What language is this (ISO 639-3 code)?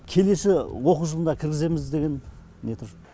kaz